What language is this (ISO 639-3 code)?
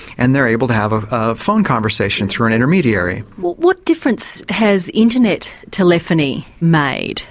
eng